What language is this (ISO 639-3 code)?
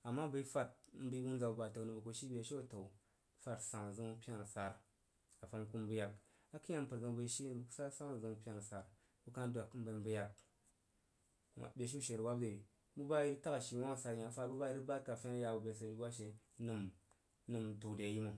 juo